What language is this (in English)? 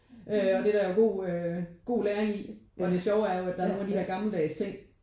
Danish